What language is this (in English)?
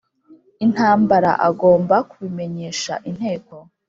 Kinyarwanda